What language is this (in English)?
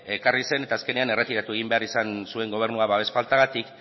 Basque